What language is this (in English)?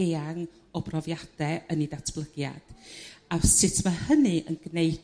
Welsh